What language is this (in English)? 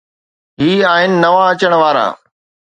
Sindhi